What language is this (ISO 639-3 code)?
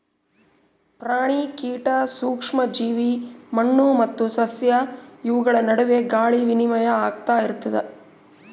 kan